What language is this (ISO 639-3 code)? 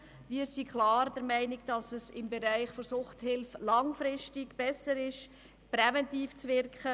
gsw